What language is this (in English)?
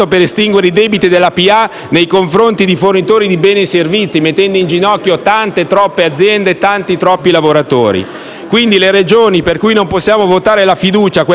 Italian